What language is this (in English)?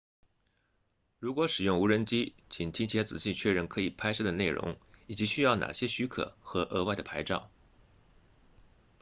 Chinese